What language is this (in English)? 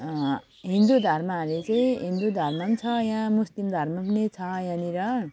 Nepali